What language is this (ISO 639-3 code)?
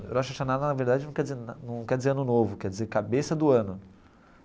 por